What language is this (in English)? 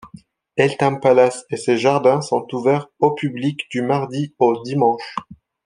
French